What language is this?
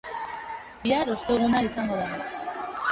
Basque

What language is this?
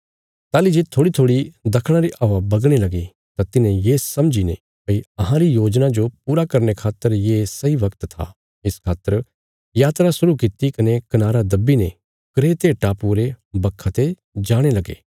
Bilaspuri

